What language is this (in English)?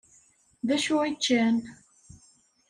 Kabyle